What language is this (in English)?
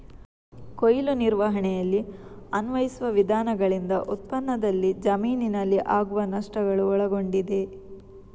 Kannada